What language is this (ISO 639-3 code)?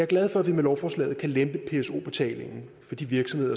dan